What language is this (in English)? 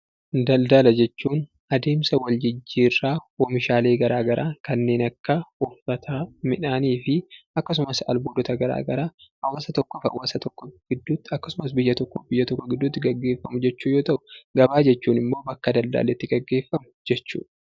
Oromo